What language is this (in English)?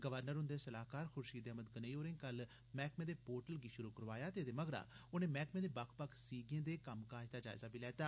Dogri